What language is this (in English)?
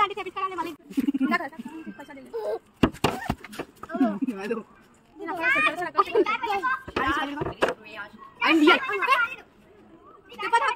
Indonesian